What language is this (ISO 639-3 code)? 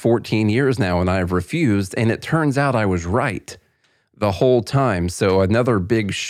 eng